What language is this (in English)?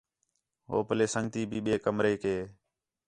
Khetrani